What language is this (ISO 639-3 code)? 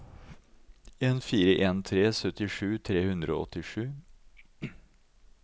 nor